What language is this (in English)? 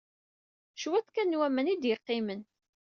Kabyle